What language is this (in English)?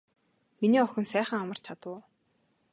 Mongolian